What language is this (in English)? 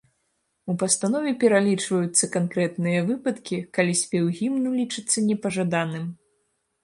Belarusian